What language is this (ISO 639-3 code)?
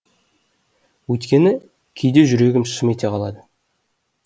kaz